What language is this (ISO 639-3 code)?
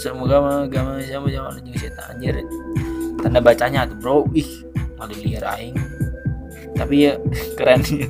ind